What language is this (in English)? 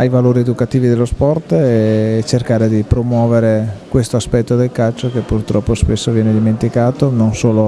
Italian